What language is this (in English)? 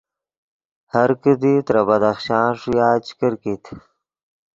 Yidgha